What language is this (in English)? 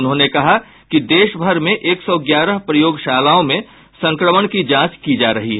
Hindi